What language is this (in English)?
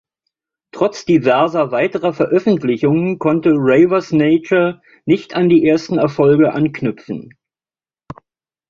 German